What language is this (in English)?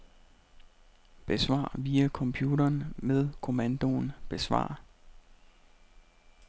Danish